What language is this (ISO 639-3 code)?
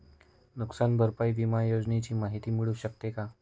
mar